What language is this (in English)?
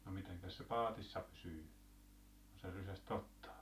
Finnish